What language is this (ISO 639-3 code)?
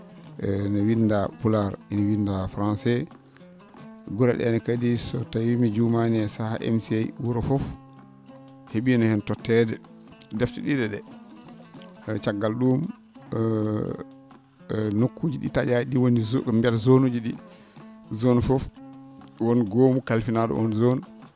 ful